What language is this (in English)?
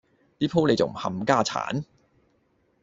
Cantonese